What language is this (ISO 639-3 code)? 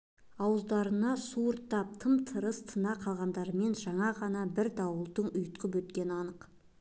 kaz